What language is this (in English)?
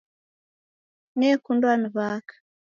Taita